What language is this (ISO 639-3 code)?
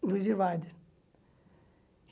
por